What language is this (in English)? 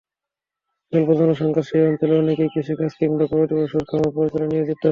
Bangla